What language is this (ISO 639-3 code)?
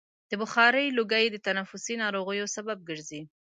pus